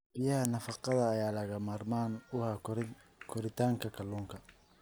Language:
Somali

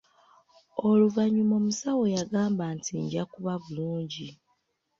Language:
Ganda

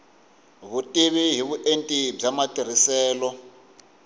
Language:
Tsonga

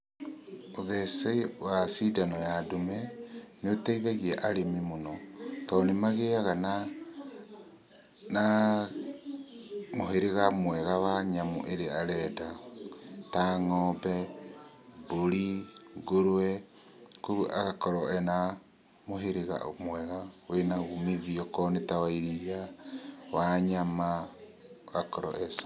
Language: Kikuyu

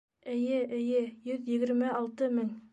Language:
Bashkir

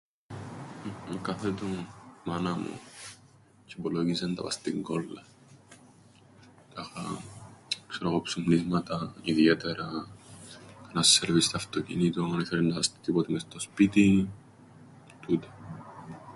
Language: Greek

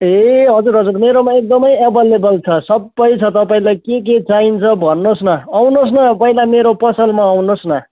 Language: Nepali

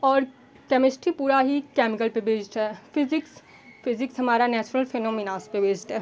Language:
Hindi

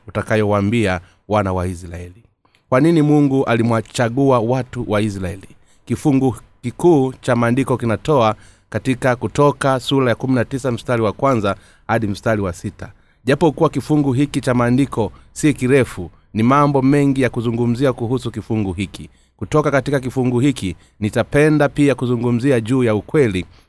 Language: Swahili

